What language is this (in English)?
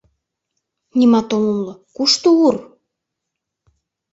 Mari